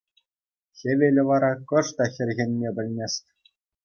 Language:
Chuvash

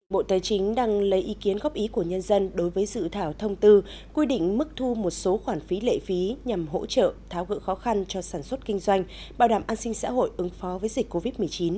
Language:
Vietnamese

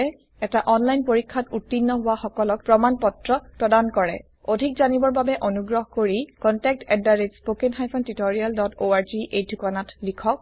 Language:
Assamese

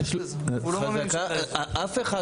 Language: Hebrew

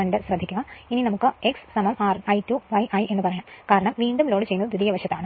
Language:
Malayalam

